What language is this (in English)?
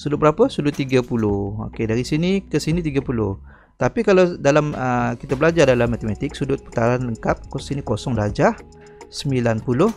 Malay